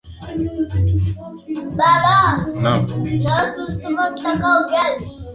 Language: Swahili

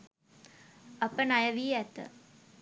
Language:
Sinhala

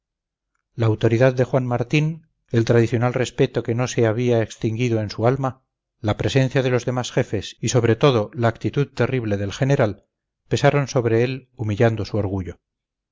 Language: Spanish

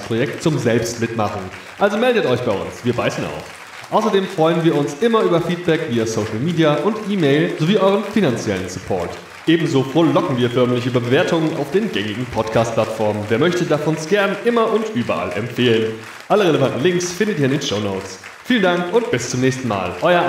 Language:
German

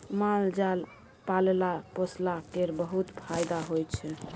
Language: Maithili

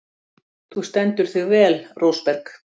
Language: Icelandic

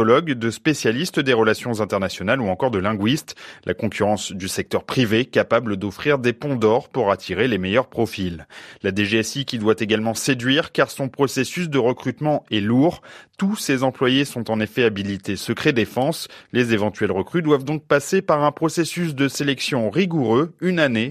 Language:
French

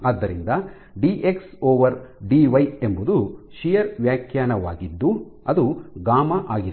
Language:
Kannada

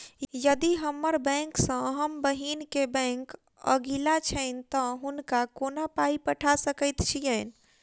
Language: Maithili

